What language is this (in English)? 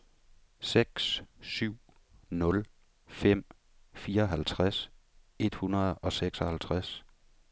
Danish